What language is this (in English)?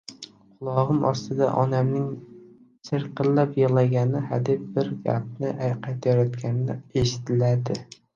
Uzbek